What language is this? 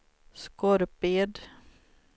Swedish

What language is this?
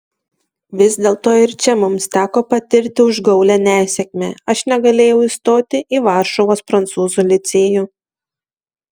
Lithuanian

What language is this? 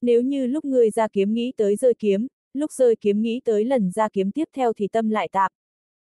Vietnamese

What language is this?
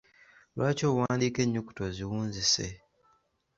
Ganda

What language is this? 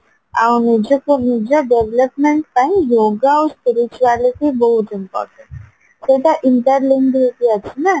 Odia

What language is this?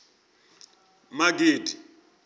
Venda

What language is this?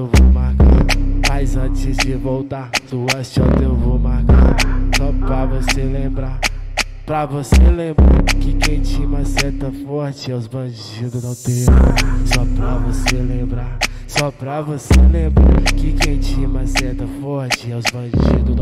Portuguese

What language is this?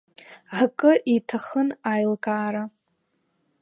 Abkhazian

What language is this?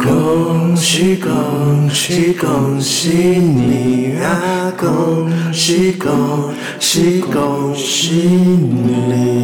Chinese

